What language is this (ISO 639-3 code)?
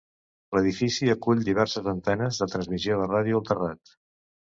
cat